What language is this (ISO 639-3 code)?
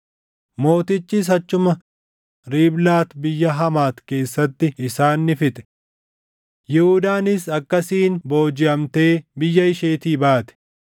orm